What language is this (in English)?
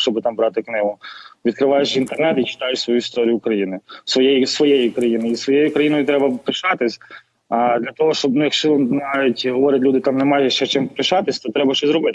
Ukrainian